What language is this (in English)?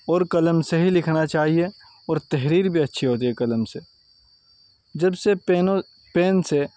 Urdu